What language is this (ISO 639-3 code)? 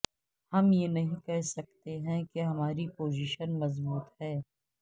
urd